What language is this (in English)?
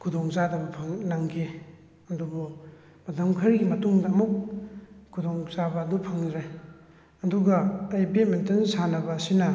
Manipuri